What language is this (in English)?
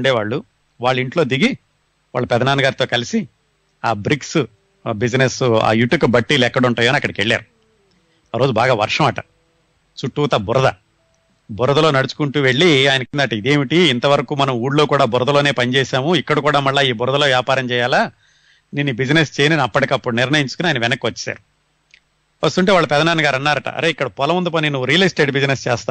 Telugu